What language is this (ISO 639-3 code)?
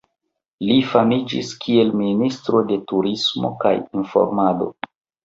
epo